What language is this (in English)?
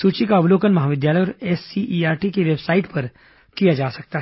Hindi